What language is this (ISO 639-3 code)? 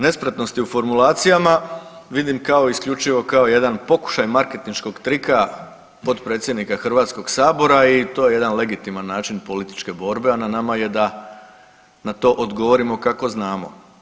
hrv